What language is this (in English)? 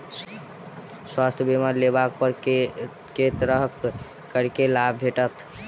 Maithili